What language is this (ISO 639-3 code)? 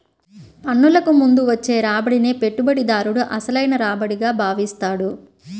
tel